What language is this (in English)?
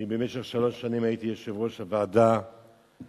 Hebrew